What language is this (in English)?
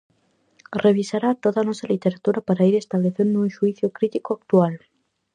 Galician